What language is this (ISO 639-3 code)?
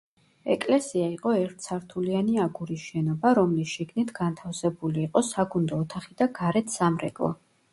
kat